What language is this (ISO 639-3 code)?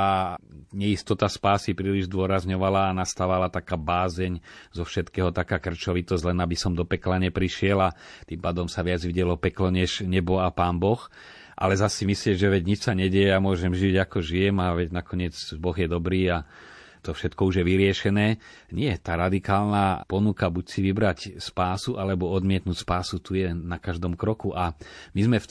slk